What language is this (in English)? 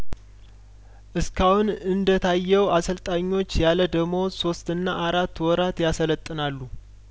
Amharic